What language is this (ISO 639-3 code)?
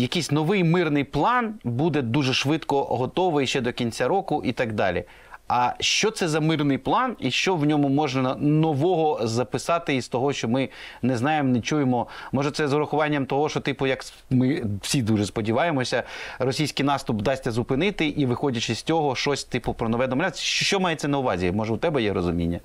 ukr